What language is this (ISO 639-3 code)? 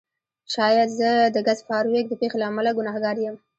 pus